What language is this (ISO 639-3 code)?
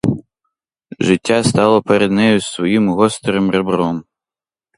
ukr